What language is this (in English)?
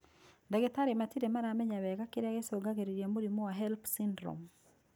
Kikuyu